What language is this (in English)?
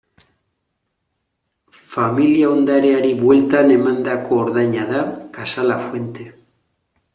Basque